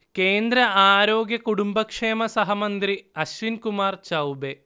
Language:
Malayalam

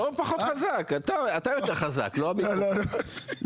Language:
Hebrew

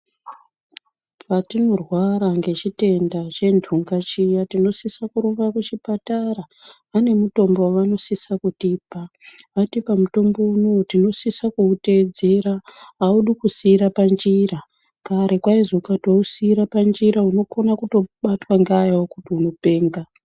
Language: Ndau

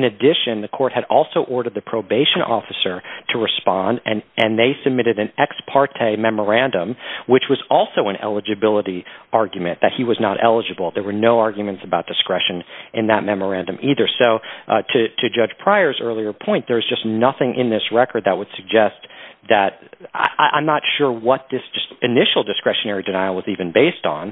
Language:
English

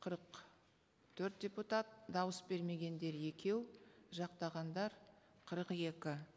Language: Kazakh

